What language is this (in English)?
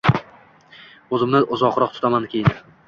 Uzbek